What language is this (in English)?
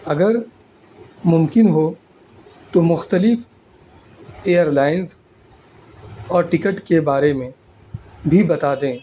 Urdu